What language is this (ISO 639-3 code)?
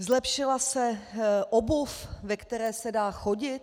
ces